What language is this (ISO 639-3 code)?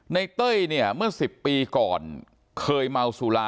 tha